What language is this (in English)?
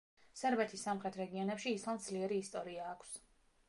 Georgian